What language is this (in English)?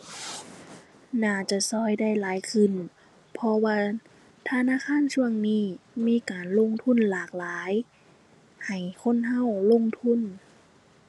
Thai